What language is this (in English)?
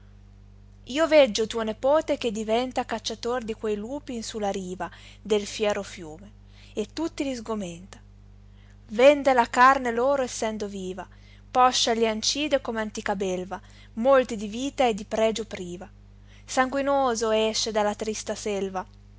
Italian